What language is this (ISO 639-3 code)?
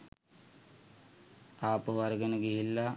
sin